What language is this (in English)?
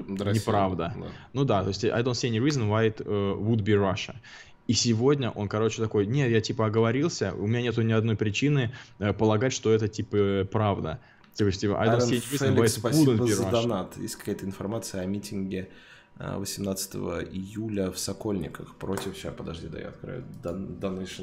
Russian